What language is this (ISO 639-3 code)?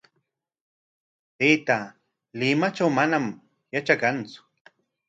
qwa